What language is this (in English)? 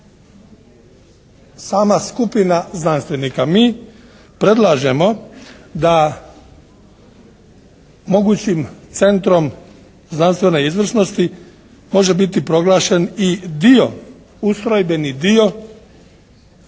Croatian